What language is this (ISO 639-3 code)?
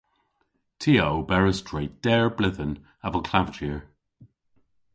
cor